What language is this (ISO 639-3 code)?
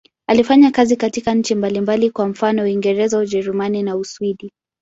swa